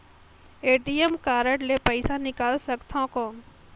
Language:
Chhattisgarhi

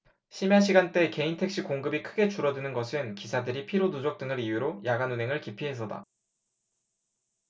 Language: Korean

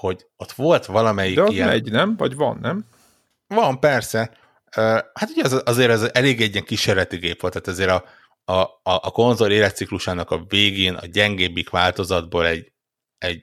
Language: Hungarian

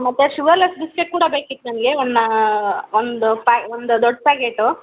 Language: Kannada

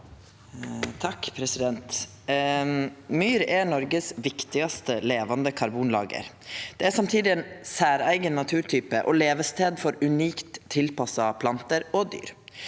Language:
Norwegian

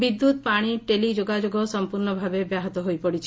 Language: Odia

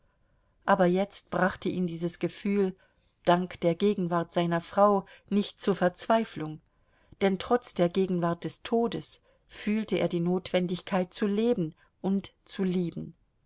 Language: German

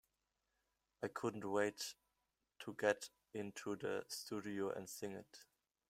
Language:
English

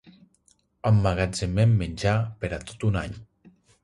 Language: Catalan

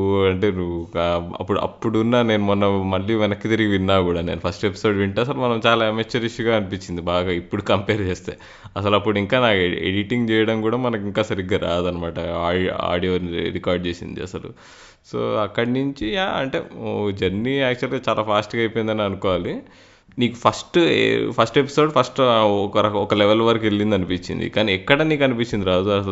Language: Telugu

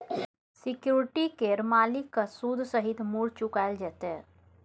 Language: Maithili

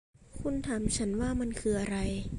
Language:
Thai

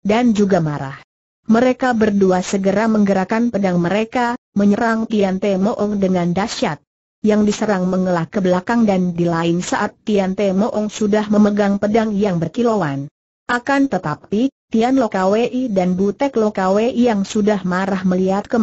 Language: Indonesian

